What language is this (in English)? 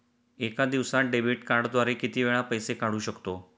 Marathi